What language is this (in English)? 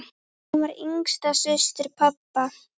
Icelandic